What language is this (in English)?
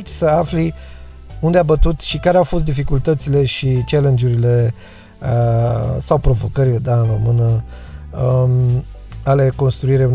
Romanian